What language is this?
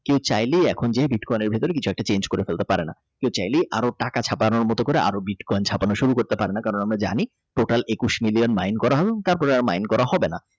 Bangla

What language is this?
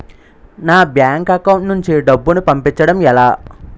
Telugu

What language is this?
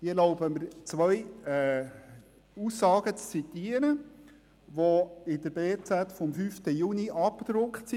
Swiss German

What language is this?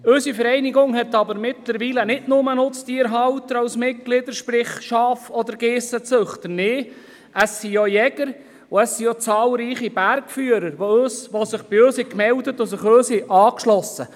Swiss German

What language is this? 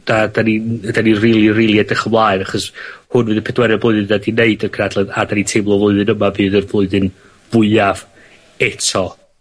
Welsh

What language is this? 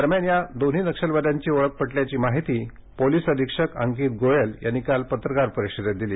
Marathi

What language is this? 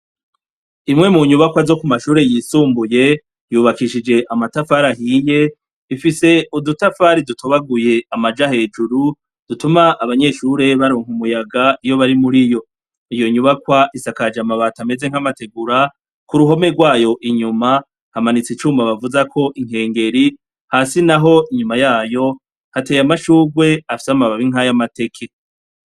Rundi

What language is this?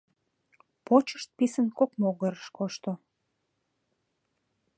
Mari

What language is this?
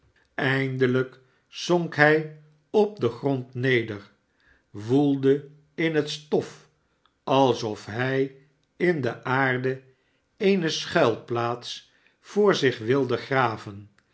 Dutch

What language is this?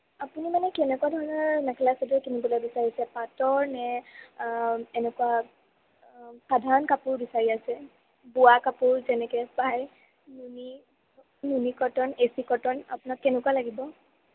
Assamese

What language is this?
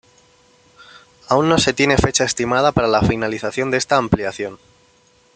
Spanish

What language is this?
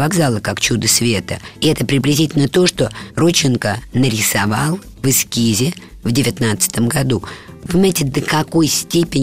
Russian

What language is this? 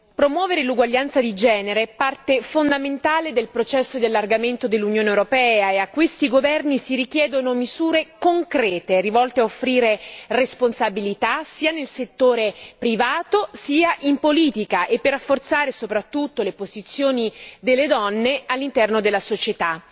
Italian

